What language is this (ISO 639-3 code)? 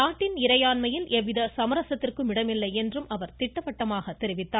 tam